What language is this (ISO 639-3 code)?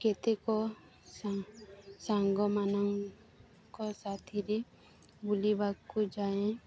ori